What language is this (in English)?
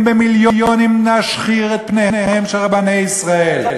Hebrew